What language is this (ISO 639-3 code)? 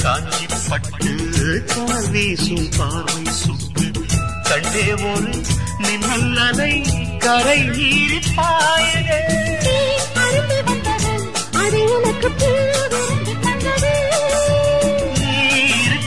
tam